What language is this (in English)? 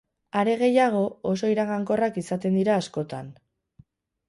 Basque